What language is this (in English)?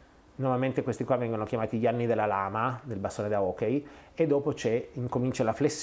Italian